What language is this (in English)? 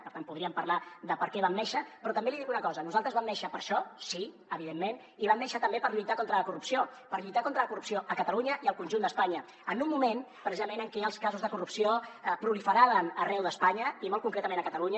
Catalan